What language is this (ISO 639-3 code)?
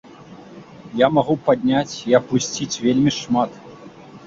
bel